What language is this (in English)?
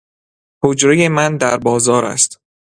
Persian